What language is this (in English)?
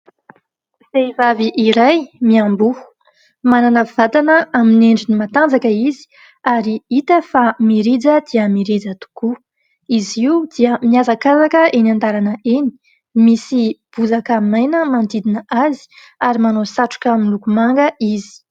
Malagasy